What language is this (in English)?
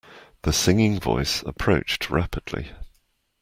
English